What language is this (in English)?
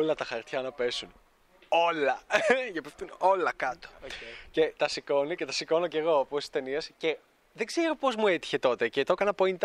Greek